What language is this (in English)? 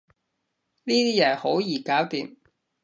Cantonese